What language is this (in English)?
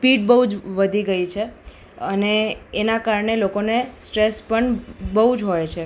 Gujarati